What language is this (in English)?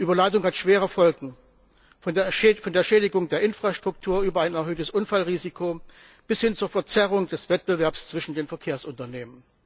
German